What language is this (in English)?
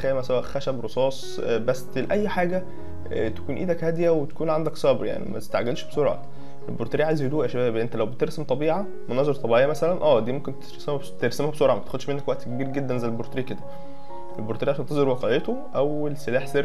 Arabic